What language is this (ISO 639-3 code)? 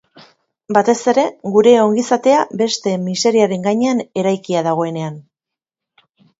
eus